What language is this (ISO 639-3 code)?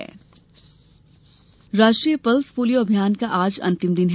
hin